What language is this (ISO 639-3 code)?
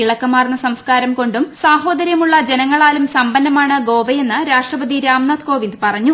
mal